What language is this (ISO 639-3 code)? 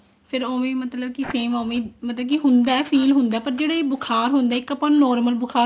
pan